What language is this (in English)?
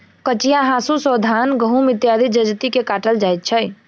Maithili